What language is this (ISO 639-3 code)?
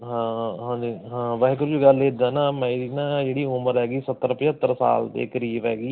pan